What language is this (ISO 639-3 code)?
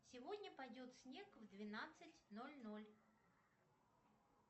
rus